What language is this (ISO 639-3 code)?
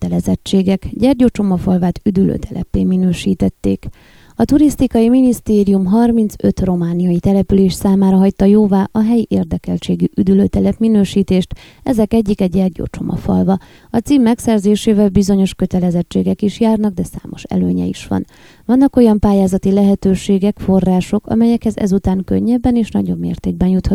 hun